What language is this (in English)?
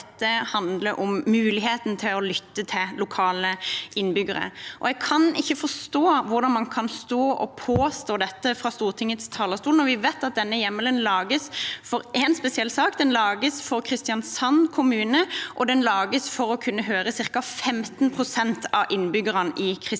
Norwegian